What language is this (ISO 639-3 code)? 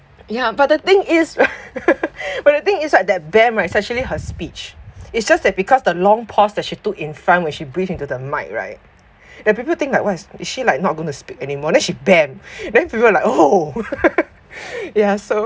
eng